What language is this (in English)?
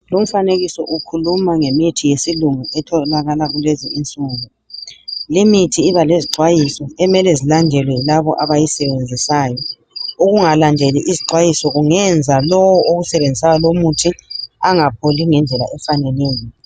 North Ndebele